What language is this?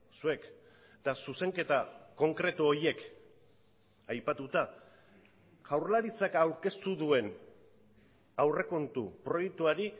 Basque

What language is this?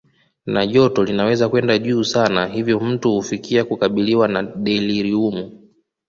Swahili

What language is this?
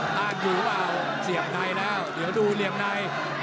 Thai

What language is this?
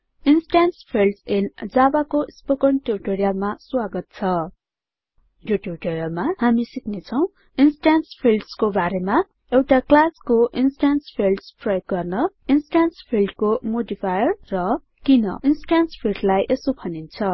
Nepali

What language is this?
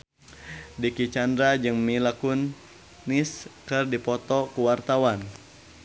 Sundanese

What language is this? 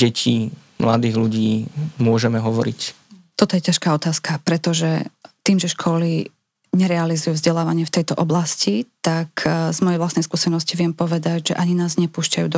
Slovak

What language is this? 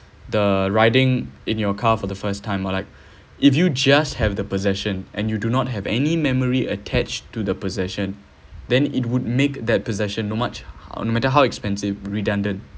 English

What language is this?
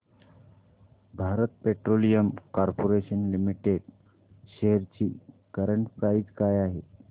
Marathi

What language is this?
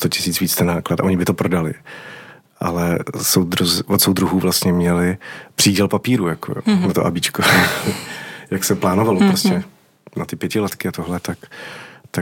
Czech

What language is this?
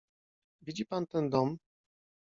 Polish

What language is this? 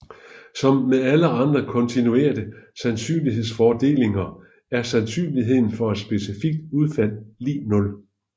Danish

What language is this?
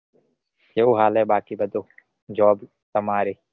Gujarati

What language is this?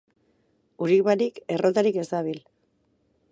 Basque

